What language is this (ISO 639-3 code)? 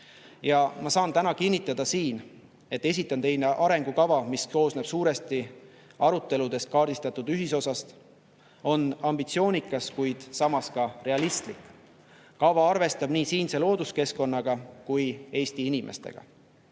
est